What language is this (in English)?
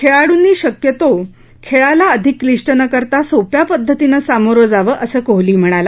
Marathi